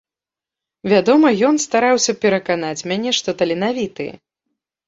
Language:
Belarusian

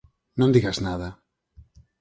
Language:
Galician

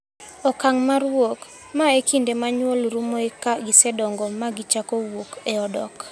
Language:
Luo (Kenya and Tanzania)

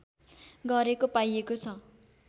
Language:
Nepali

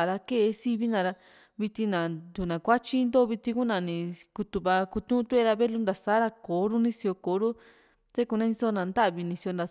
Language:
Juxtlahuaca Mixtec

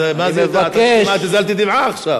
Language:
Hebrew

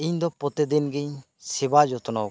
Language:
Santali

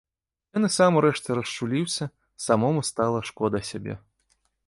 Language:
Belarusian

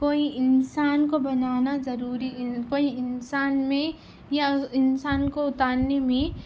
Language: Urdu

